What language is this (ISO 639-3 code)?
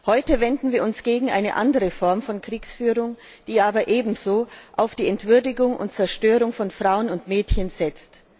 deu